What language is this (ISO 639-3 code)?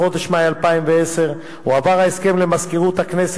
heb